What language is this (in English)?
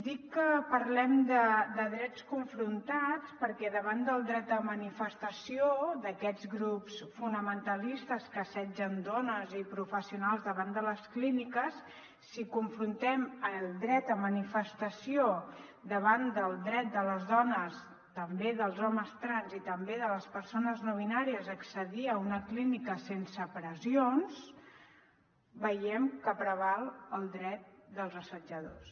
Catalan